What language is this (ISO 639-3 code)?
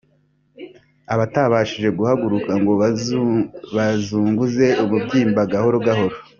kin